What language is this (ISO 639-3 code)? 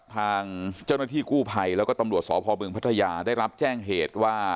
tha